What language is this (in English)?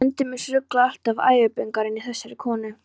Icelandic